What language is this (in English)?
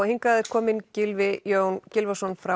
Icelandic